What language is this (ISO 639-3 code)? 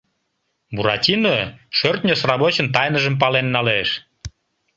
chm